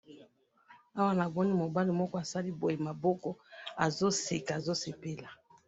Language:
Lingala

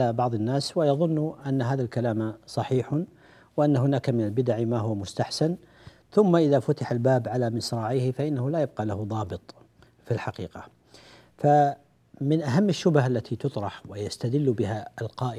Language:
Arabic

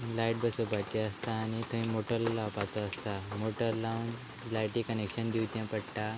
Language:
Konkani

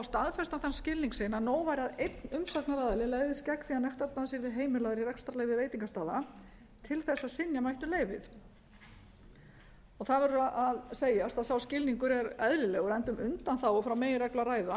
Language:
Icelandic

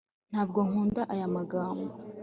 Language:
Kinyarwanda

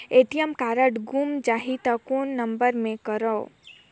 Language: Chhattisgarhi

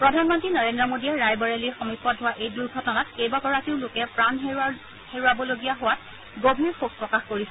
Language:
Assamese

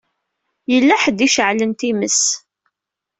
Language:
Kabyle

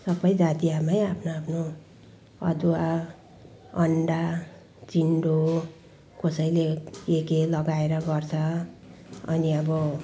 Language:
Nepali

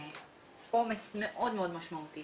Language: Hebrew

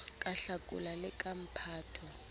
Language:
Southern Sotho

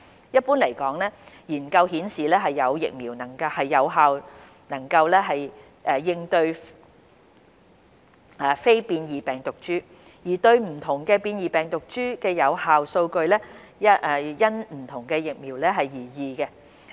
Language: Cantonese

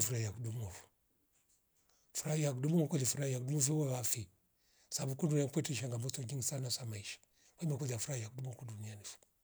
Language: Rombo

